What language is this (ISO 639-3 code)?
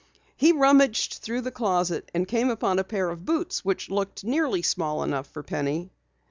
eng